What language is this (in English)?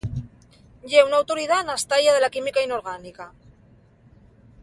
Asturian